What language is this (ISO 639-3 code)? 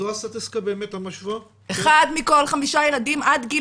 heb